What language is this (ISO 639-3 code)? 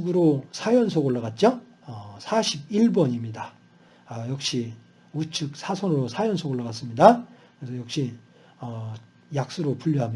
kor